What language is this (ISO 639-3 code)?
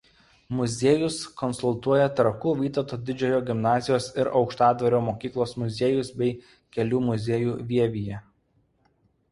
lit